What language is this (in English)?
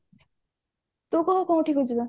Odia